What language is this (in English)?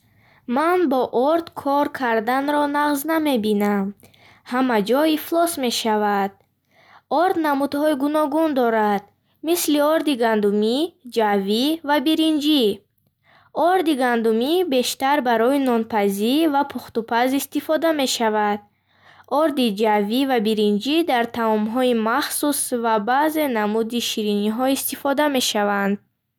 Bukharic